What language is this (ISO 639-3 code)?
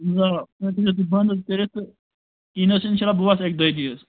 kas